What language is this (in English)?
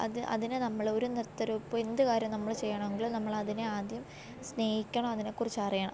Malayalam